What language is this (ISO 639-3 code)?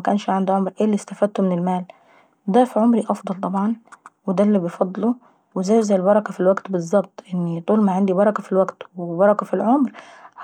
aec